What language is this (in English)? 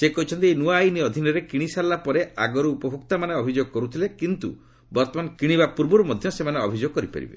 Odia